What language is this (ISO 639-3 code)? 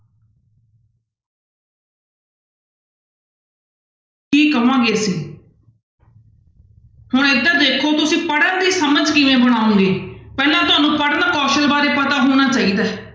pan